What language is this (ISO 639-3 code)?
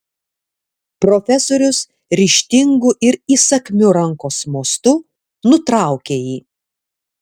lit